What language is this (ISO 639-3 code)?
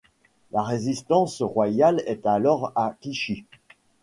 fra